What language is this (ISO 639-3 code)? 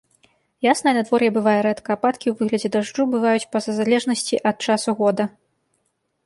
bel